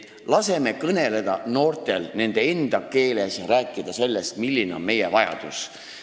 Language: Estonian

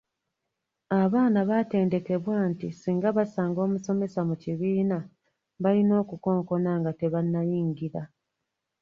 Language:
Ganda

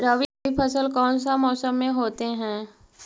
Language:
Magahi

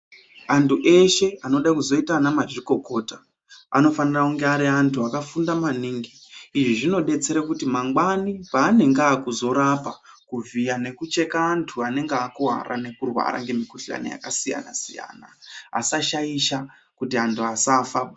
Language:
Ndau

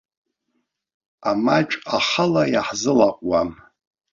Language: Abkhazian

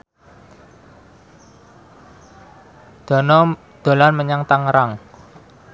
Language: Javanese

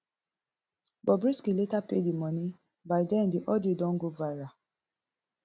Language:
Nigerian Pidgin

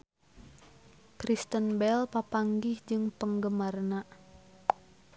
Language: Sundanese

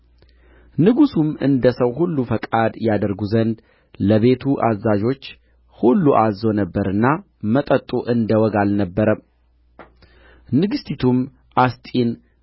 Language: Amharic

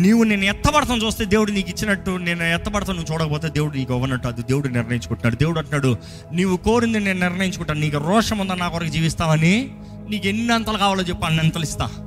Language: Telugu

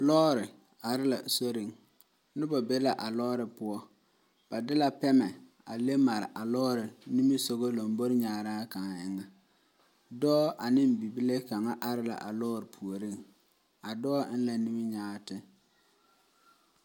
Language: Southern Dagaare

